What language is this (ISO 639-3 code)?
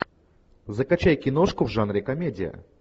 rus